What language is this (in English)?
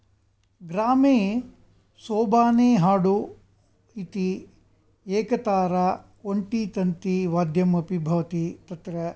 Sanskrit